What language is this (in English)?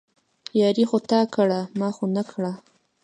Pashto